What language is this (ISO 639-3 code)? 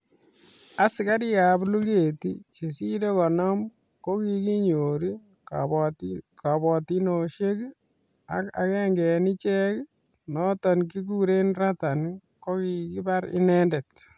kln